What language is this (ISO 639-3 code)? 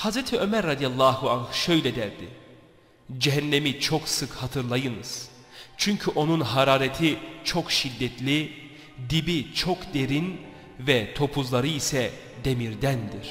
tur